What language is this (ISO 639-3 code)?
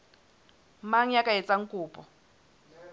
sot